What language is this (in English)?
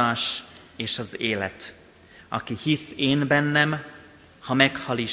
Hungarian